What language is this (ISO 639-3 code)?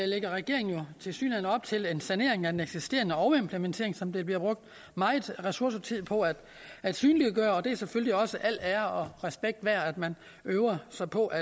dan